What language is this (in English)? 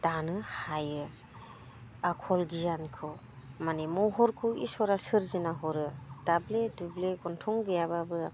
Bodo